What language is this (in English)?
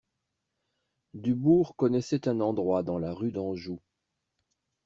French